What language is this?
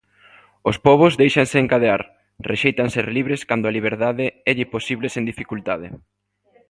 Galician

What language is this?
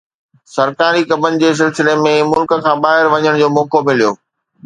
Sindhi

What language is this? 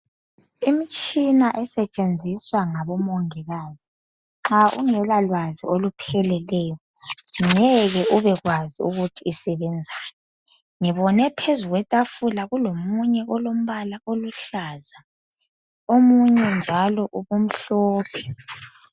North Ndebele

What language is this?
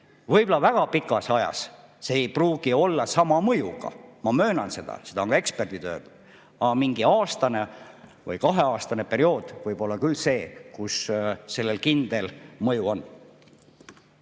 Estonian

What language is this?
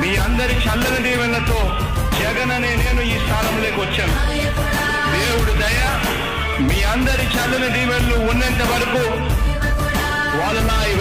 Arabic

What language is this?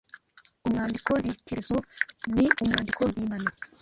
Kinyarwanda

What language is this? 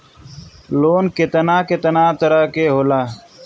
Bhojpuri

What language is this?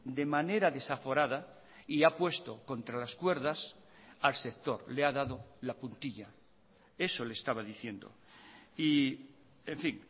Spanish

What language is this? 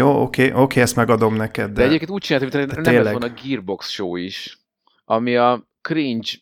Hungarian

